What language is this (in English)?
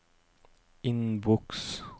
Norwegian